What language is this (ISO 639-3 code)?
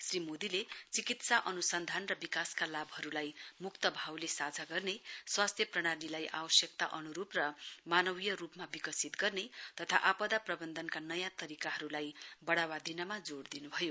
nep